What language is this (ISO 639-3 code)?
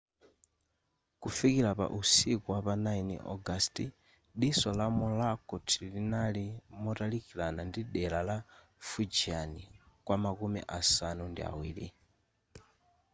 nya